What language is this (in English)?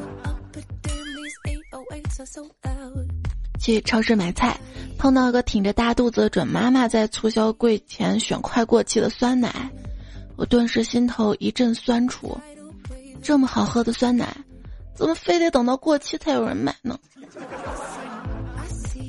Chinese